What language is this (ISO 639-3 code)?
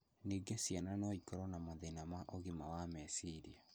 kik